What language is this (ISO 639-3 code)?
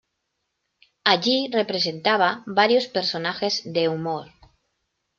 spa